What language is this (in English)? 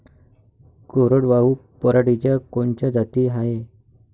Marathi